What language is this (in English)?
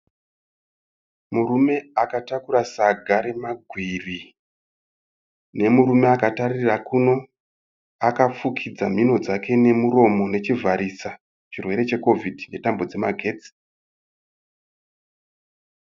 Shona